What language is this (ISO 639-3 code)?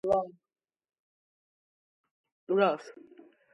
kat